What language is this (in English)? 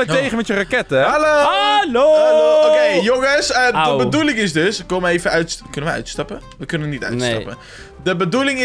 Dutch